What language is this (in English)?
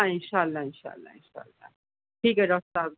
Urdu